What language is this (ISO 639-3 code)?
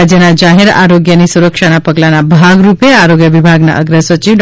guj